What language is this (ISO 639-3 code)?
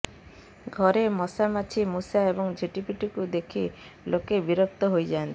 ori